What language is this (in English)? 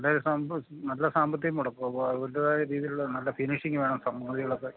Malayalam